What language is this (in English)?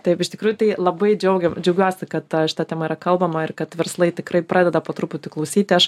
Lithuanian